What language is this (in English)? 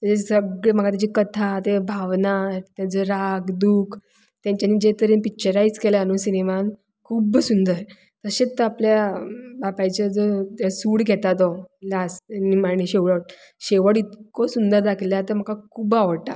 Konkani